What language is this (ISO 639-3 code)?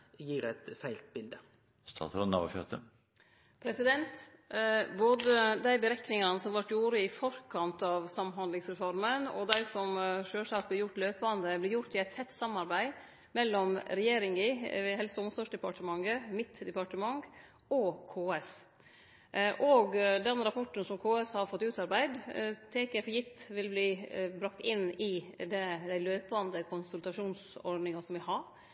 nno